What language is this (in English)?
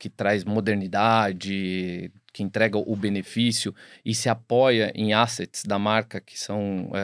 Portuguese